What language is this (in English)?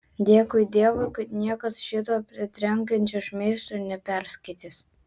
Lithuanian